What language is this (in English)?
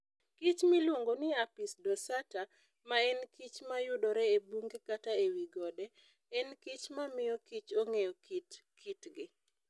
Luo (Kenya and Tanzania)